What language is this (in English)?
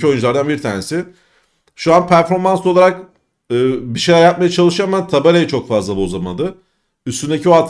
Turkish